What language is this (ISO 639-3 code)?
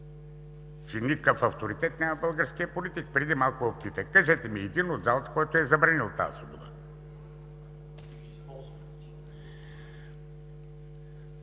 bul